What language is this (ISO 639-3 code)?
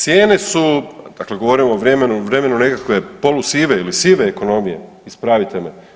hrv